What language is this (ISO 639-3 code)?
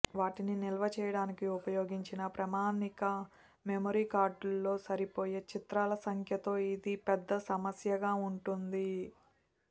tel